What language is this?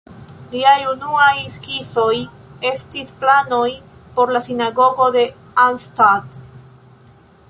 Esperanto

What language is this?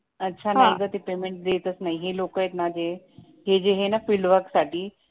Marathi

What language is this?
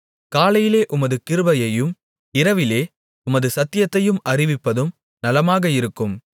Tamil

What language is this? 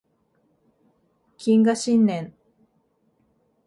Japanese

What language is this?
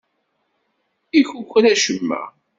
Kabyle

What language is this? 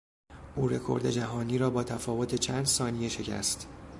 Persian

